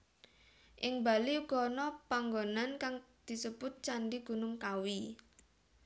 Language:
Javanese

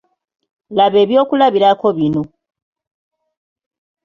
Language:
Ganda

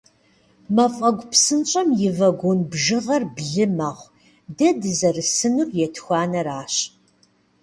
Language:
Kabardian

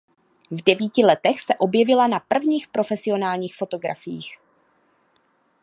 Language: Czech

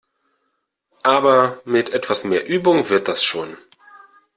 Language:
German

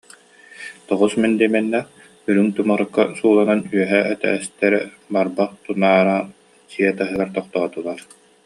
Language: Yakut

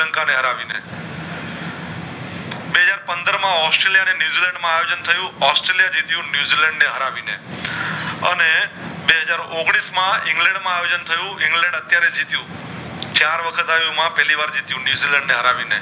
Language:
Gujarati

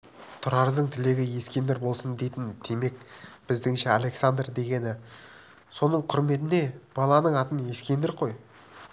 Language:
Kazakh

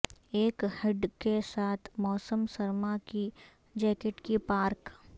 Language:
Urdu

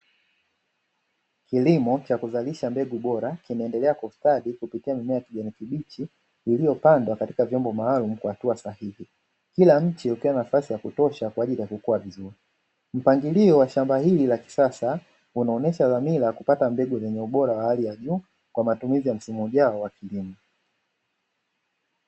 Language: Swahili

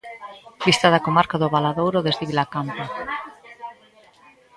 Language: Galician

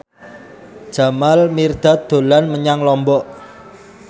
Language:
Javanese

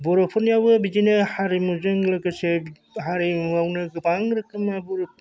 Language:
Bodo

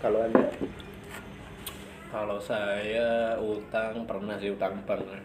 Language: Indonesian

